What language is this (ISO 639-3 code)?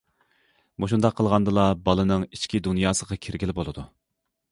uig